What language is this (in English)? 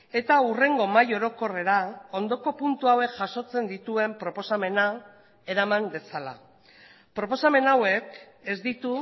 Basque